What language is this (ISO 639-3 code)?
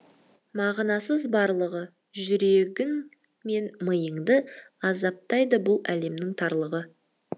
kaz